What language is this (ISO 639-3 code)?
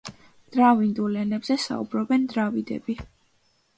kat